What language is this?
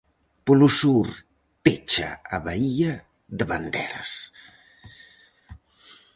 Galician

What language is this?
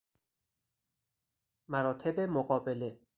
Persian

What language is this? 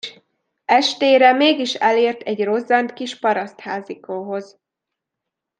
Hungarian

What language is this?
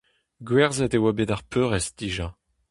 Breton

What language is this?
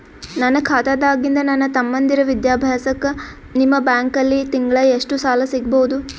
Kannada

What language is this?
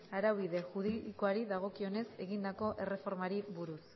Basque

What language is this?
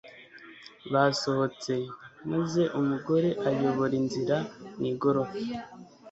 Kinyarwanda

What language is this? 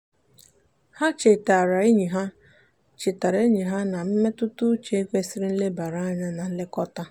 Igbo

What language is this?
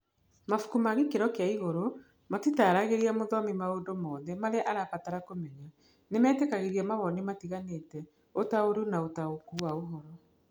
Kikuyu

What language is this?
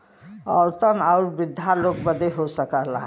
Bhojpuri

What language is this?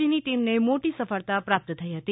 Gujarati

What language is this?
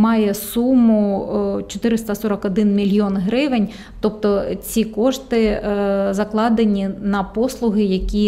Ukrainian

